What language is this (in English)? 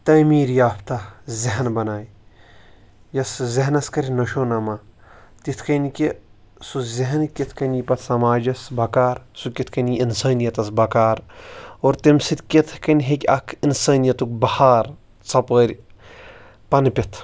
Kashmiri